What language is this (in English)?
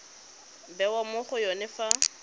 Tswana